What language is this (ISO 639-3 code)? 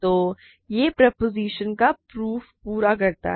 hin